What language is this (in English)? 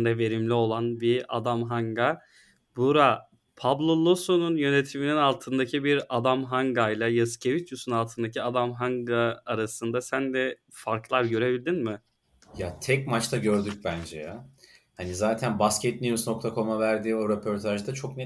Turkish